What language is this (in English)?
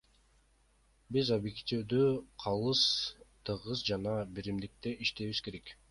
Kyrgyz